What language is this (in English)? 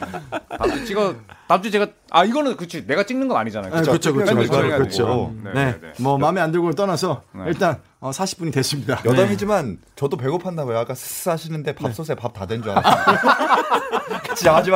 Korean